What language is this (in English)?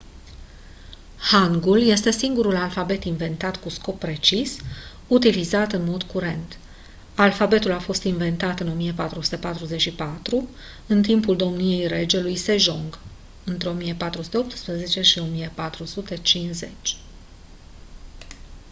Romanian